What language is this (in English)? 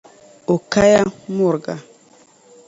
Dagbani